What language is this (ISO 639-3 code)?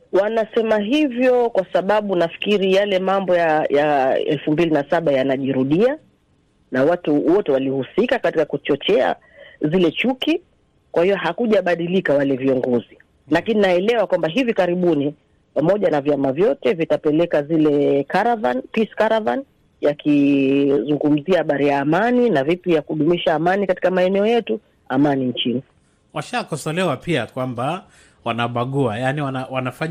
swa